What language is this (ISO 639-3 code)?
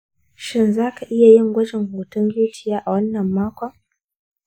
hau